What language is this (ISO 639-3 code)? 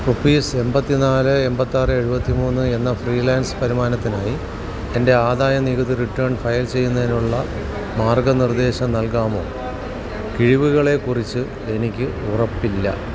mal